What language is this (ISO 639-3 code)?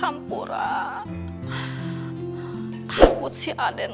ind